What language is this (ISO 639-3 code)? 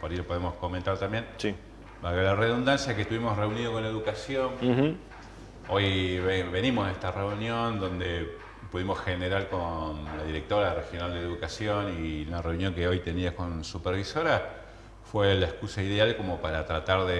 spa